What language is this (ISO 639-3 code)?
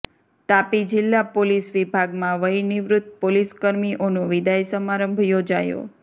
guj